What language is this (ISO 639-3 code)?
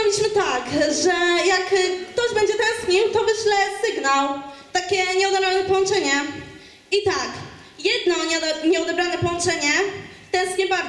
pol